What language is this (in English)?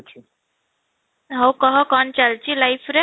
Odia